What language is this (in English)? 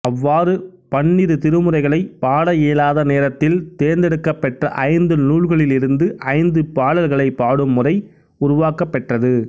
Tamil